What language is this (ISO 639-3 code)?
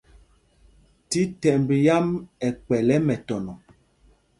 mgg